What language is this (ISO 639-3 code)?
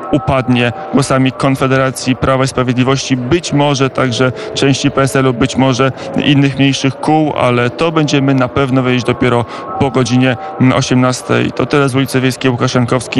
pol